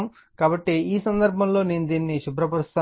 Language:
Telugu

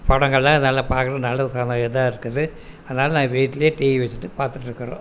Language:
Tamil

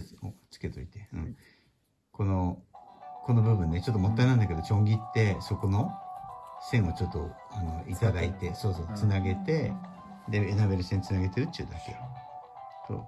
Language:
Japanese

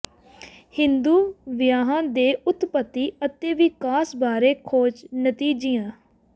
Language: Punjabi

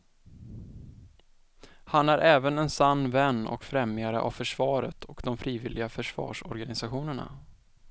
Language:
Swedish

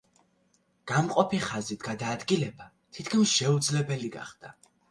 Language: Georgian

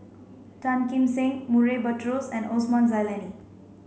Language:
English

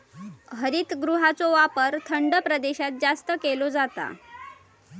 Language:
Marathi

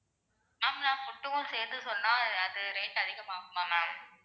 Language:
Tamil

